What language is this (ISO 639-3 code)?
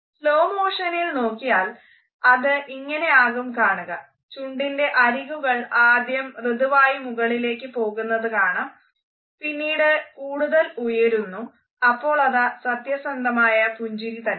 mal